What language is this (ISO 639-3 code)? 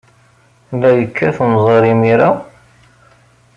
kab